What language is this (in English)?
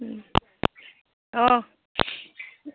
Bodo